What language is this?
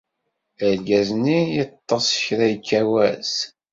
Kabyle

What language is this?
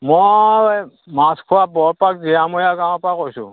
Assamese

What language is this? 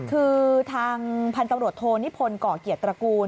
Thai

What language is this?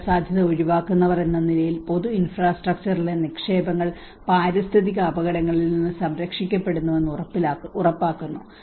Malayalam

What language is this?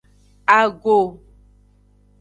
Aja (Benin)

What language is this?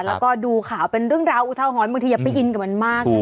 Thai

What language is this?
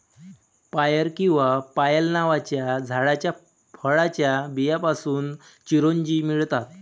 Marathi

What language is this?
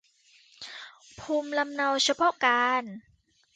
Thai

